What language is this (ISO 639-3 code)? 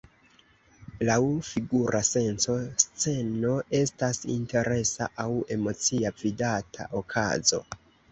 epo